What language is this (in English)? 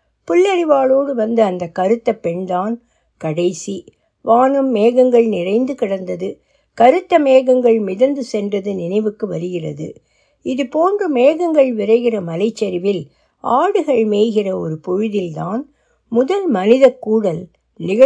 Tamil